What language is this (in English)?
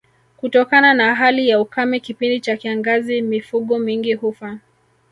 Swahili